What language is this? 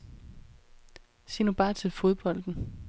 Danish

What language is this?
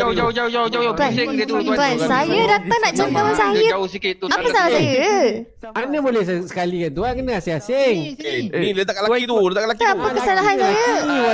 Malay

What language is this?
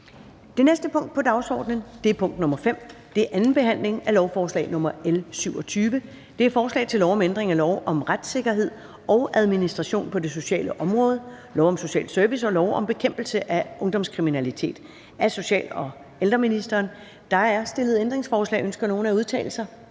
Danish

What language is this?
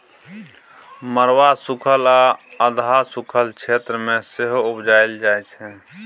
Maithili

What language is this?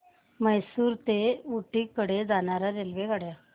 Marathi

